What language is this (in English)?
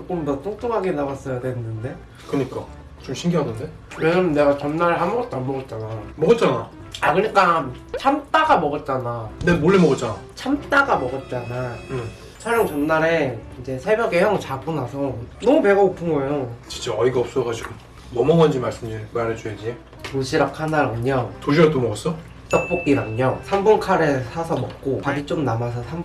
Korean